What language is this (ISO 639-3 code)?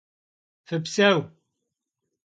kbd